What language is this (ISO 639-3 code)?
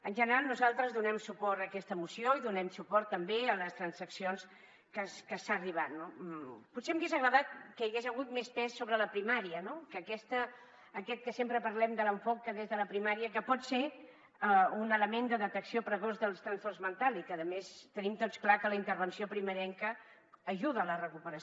cat